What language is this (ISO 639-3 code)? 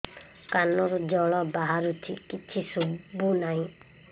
ori